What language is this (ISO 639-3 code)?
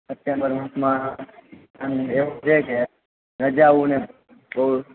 guj